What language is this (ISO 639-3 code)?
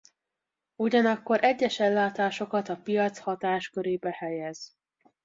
hun